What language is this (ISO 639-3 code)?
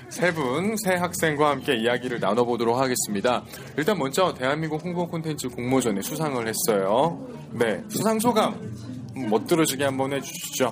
kor